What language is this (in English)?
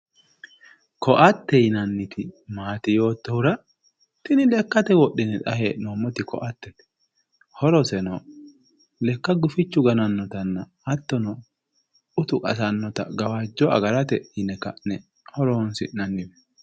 Sidamo